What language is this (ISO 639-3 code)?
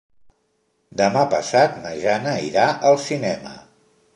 cat